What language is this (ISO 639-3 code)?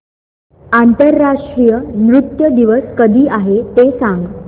mar